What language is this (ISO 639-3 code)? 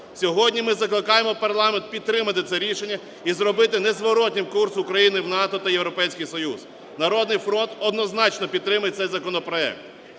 ukr